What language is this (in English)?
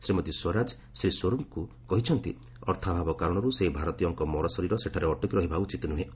Odia